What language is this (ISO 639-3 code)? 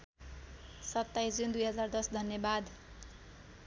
nep